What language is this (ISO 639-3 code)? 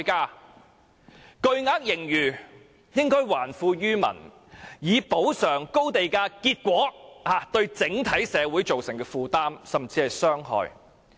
yue